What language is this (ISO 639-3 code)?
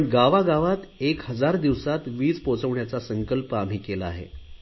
mar